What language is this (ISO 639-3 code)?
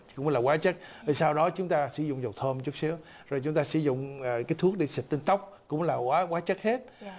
vie